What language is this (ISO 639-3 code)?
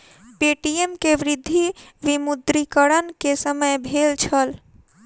mai